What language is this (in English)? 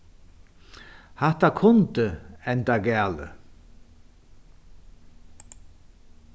Faroese